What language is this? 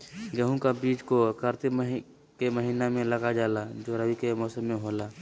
Magahi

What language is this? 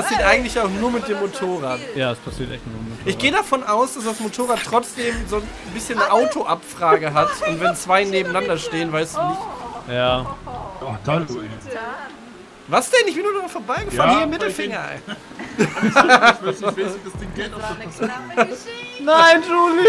German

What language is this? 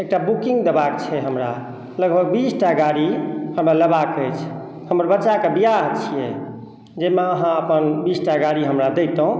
Maithili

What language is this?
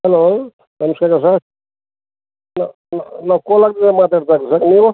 Kannada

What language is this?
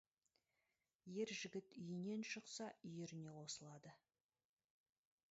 Kazakh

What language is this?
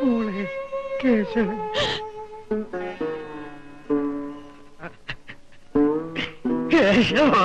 Malayalam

